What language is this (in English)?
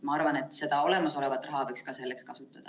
Estonian